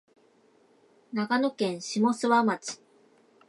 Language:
Japanese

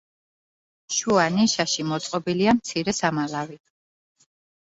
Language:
Georgian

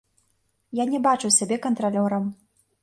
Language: Belarusian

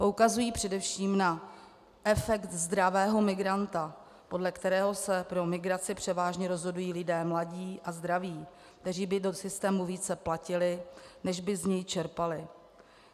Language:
Czech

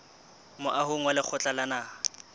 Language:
Southern Sotho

